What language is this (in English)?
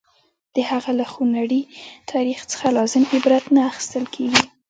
Pashto